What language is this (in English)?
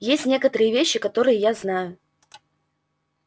Russian